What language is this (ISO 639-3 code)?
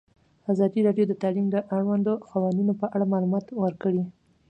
pus